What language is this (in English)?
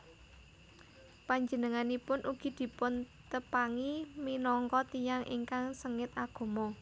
Javanese